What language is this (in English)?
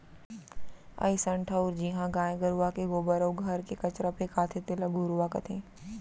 Chhattisgarhi